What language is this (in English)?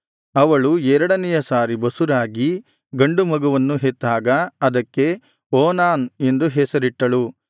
Kannada